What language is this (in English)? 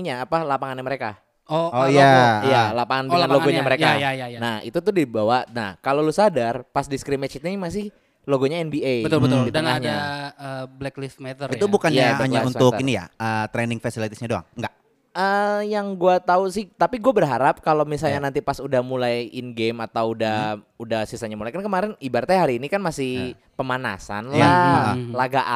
Indonesian